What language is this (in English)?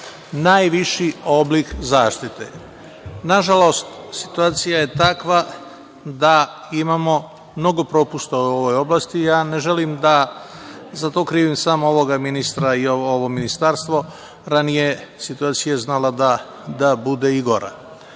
Serbian